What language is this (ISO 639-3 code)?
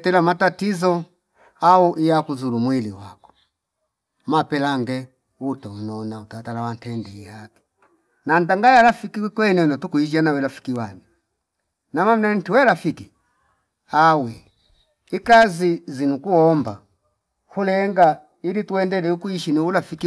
fip